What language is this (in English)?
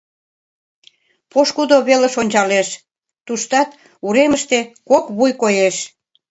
Mari